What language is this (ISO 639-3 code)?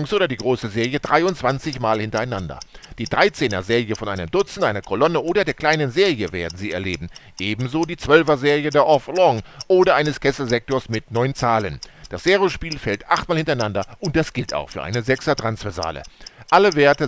deu